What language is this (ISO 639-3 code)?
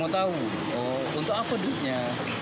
ind